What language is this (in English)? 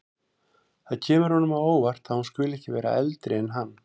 Icelandic